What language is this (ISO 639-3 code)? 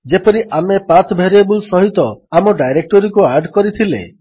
ori